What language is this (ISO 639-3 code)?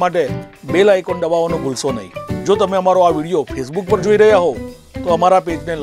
hin